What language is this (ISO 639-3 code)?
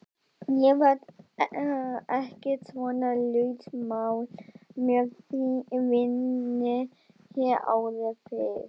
isl